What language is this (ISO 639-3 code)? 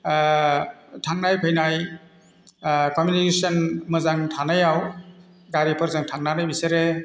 brx